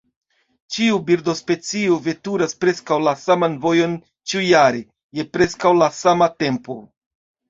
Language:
Esperanto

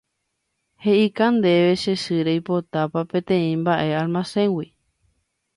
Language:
Guarani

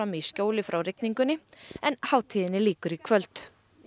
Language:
Icelandic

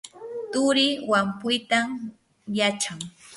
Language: Yanahuanca Pasco Quechua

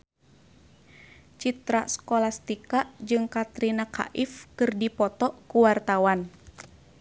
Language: Sundanese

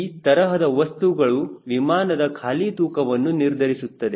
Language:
Kannada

